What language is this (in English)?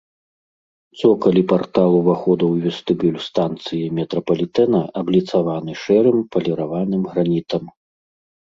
Belarusian